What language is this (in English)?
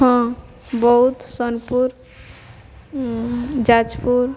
Odia